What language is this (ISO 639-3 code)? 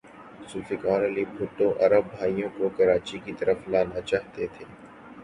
urd